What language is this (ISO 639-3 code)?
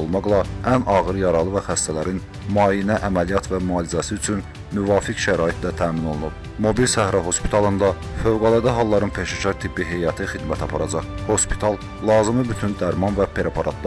tur